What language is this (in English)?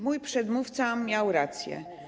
Polish